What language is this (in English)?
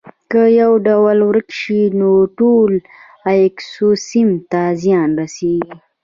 Pashto